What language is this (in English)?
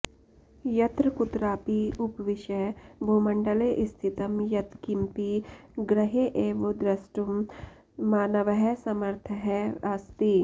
Sanskrit